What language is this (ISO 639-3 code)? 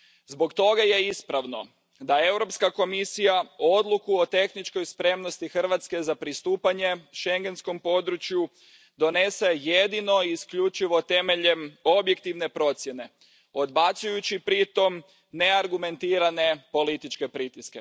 hrv